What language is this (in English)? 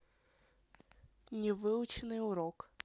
Russian